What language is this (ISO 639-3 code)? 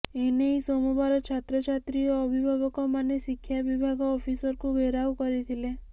ori